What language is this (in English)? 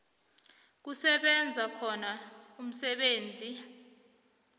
South Ndebele